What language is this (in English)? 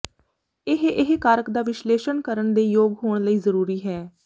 Punjabi